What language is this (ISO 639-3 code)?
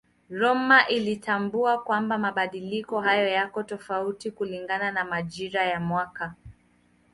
swa